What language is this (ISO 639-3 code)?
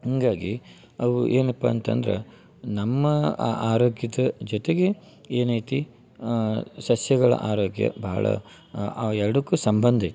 kan